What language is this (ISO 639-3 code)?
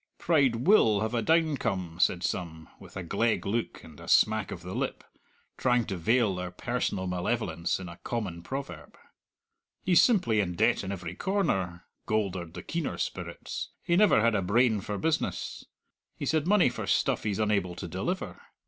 eng